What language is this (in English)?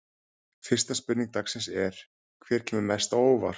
Icelandic